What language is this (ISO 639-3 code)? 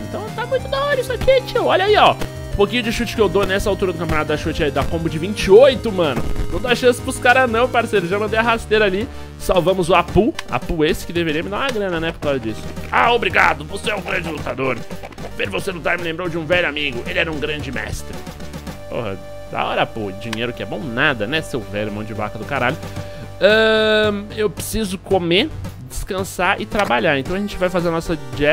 por